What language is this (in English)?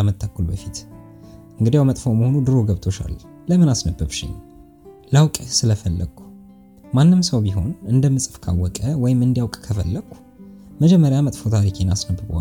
Amharic